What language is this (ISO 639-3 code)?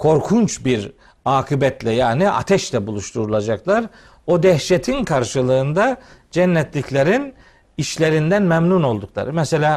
tur